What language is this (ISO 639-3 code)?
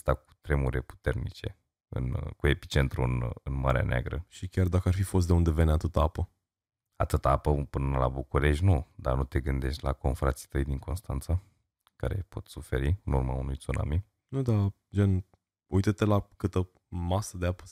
ron